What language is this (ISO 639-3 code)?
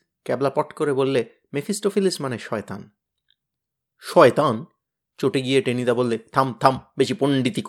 ben